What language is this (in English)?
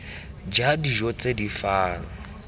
Tswana